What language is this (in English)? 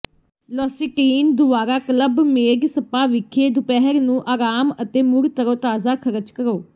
Punjabi